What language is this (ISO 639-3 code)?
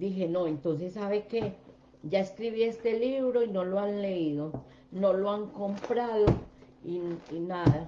spa